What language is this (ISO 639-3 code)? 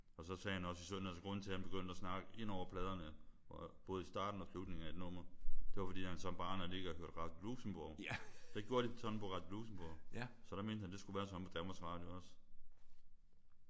dan